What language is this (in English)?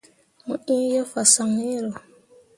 Mundang